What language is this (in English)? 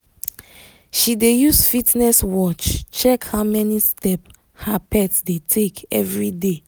Nigerian Pidgin